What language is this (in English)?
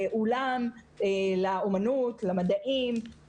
Hebrew